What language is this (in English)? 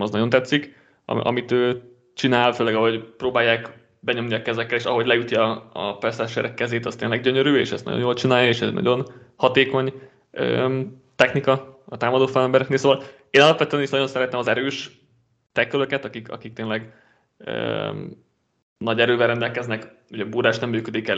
Hungarian